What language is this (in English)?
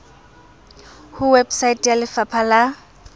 Southern Sotho